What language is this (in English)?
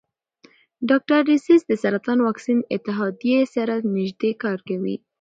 Pashto